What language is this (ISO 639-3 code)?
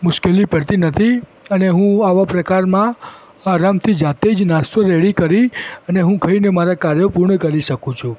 guj